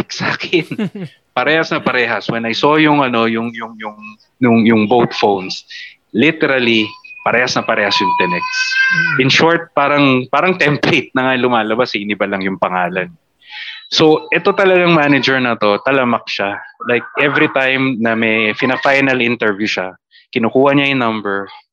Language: Filipino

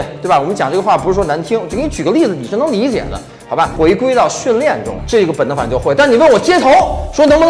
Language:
Chinese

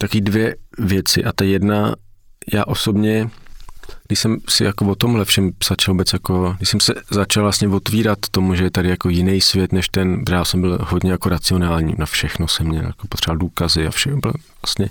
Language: Czech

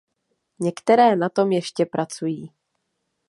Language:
Czech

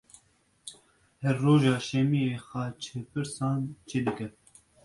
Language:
Kurdish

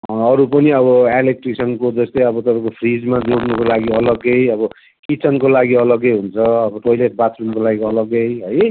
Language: Nepali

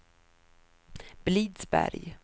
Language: Swedish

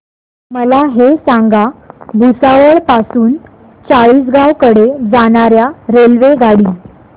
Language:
Marathi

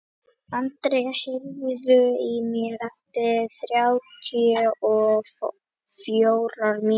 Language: Icelandic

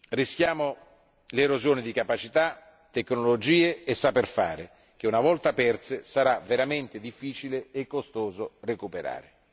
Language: Italian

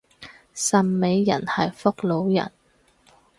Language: Cantonese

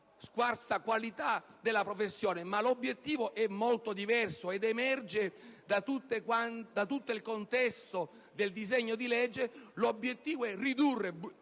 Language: Italian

